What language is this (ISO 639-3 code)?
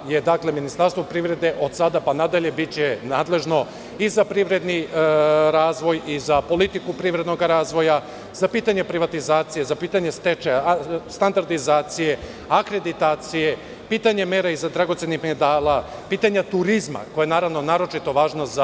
srp